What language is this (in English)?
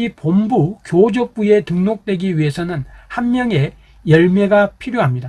Korean